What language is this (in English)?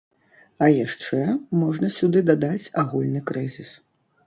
Belarusian